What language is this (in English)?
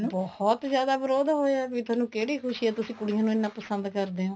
Punjabi